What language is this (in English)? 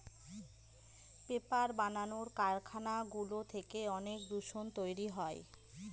Bangla